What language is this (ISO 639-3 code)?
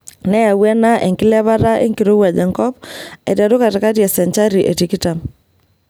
mas